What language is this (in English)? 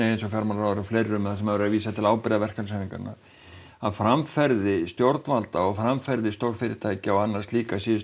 Icelandic